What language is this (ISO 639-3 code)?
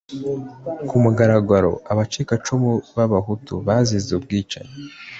kin